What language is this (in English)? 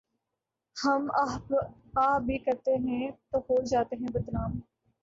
Urdu